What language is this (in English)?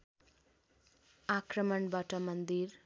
Nepali